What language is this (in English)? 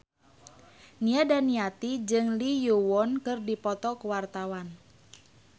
Sundanese